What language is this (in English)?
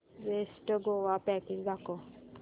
Marathi